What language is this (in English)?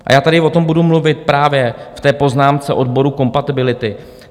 Czech